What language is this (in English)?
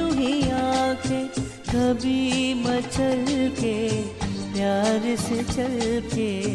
Hindi